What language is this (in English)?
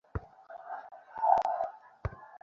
Bangla